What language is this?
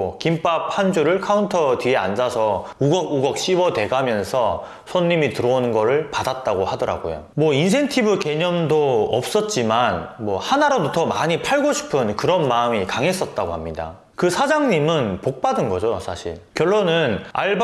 Korean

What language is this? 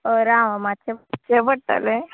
Konkani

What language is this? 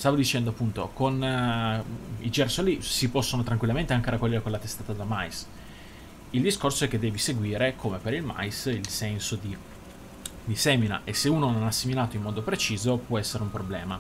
Italian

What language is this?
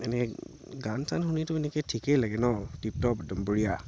Assamese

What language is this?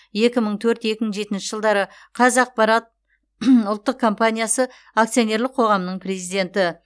Kazakh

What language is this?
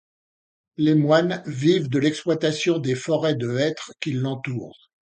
French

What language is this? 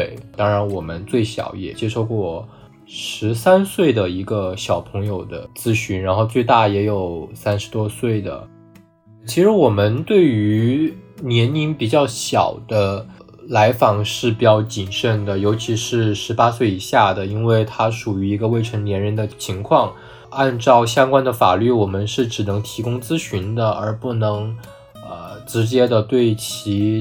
Chinese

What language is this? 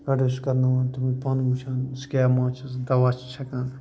Kashmiri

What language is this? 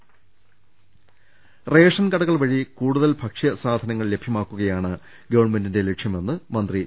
Malayalam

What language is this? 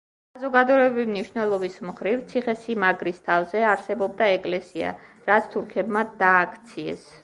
Georgian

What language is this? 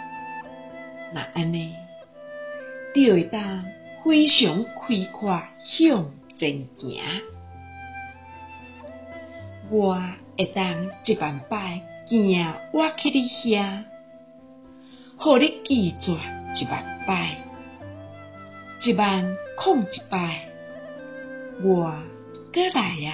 Chinese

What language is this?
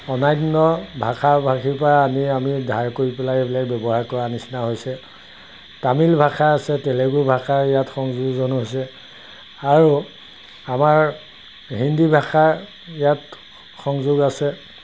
Assamese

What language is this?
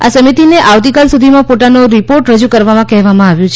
Gujarati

